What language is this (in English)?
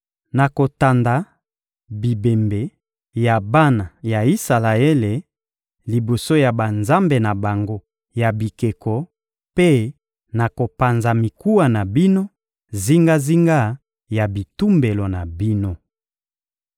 Lingala